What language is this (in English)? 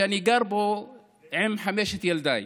Hebrew